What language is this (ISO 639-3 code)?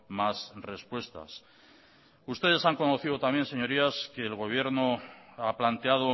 spa